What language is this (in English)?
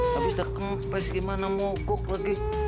Indonesian